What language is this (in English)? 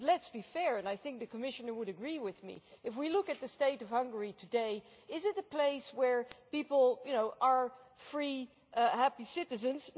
English